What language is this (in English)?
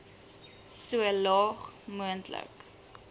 Afrikaans